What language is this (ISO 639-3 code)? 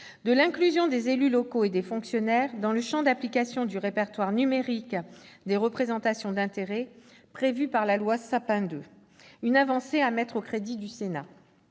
fra